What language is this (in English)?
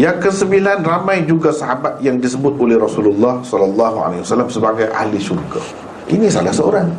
Malay